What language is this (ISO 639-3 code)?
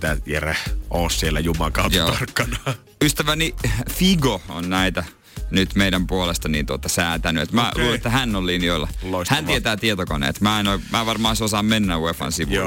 fin